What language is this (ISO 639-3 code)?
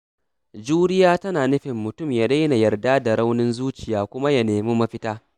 hau